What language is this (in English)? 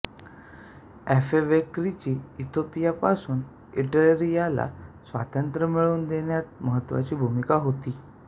Marathi